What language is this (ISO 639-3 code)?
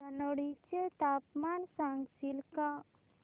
mar